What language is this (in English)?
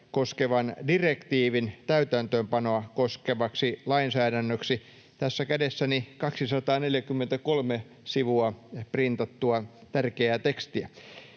Finnish